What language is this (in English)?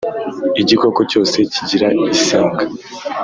Kinyarwanda